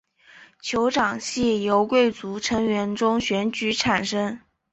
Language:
Chinese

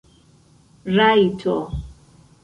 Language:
Esperanto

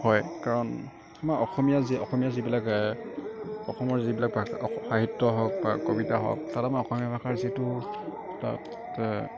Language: Assamese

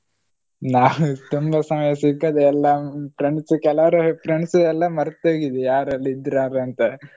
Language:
Kannada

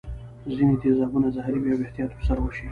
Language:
Pashto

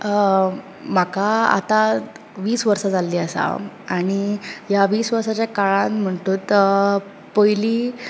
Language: Konkani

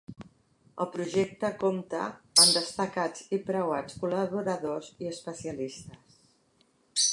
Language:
Catalan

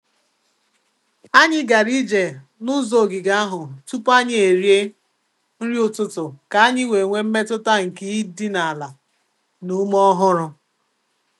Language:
Igbo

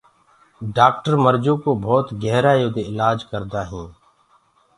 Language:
Gurgula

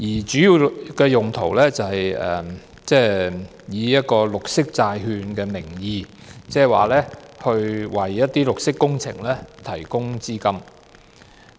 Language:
Cantonese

